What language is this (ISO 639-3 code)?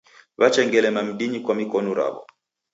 dav